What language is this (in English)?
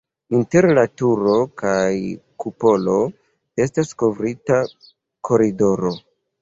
Esperanto